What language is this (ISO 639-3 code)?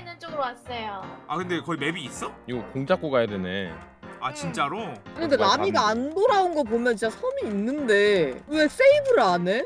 kor